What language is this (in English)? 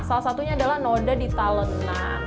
Indonesian